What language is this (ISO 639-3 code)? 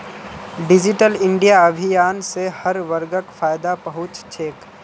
mag